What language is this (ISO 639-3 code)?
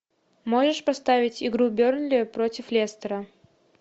rus